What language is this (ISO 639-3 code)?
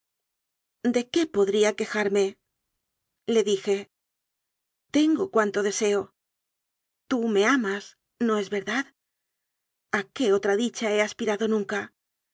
spa